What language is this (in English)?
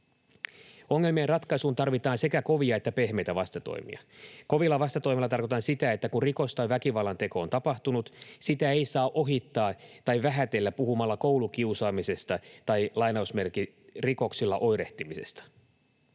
Finnish